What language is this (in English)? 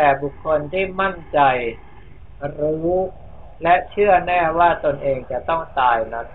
Thai